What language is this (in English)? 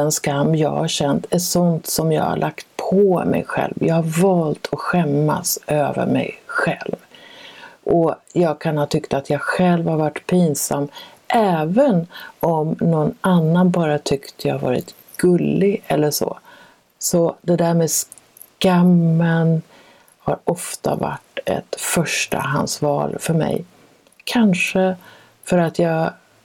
Swedish